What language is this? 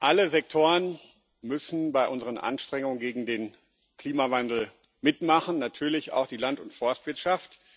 German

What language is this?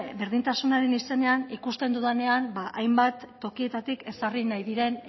Basque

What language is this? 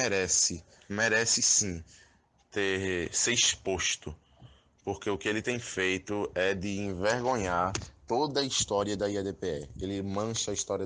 Portuguese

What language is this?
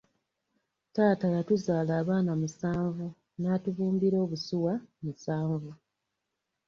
Ganda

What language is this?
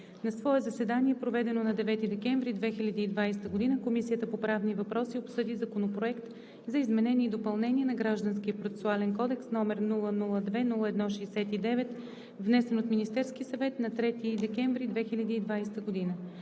Bulgarian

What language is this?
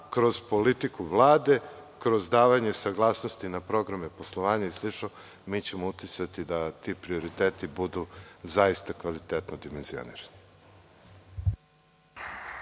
Serbian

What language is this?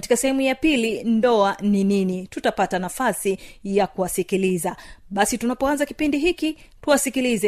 Swahili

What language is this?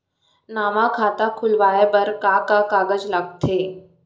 Chhattisgarhi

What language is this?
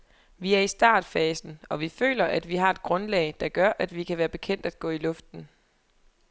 Danish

